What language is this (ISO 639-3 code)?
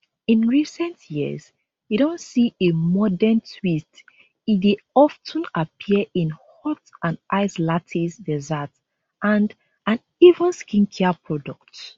pcm